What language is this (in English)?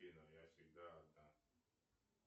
Russian